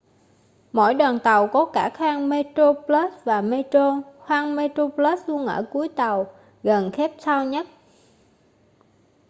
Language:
Vietnamese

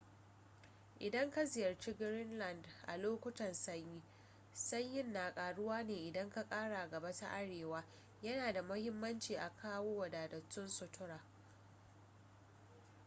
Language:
Hausa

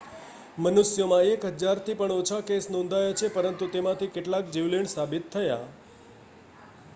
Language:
Gujarati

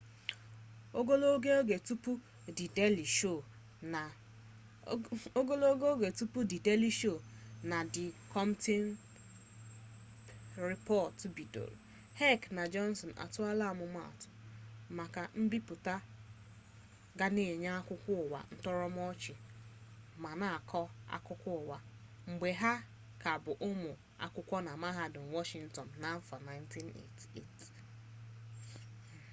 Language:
Igbo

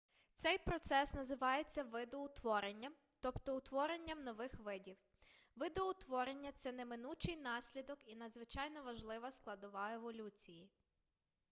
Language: Ukrainian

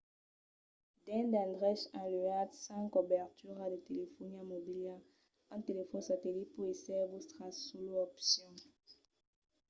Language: Occitan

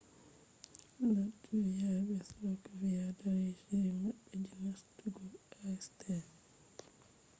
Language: Fula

